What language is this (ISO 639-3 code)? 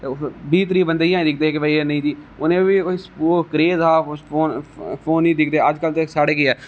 doi